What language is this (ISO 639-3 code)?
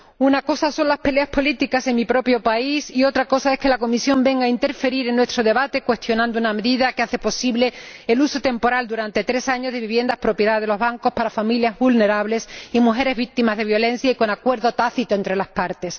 spa